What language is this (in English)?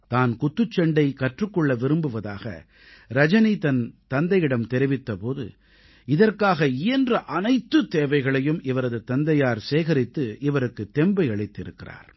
Tamil